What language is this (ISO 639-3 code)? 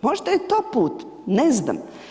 hrv